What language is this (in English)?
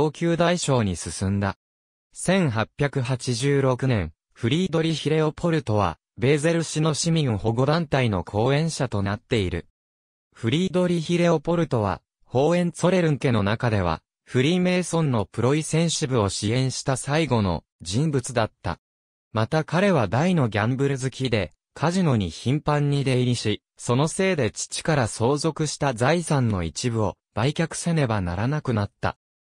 Japanese